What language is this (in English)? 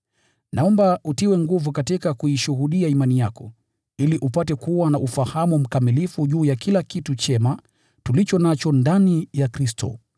Swahili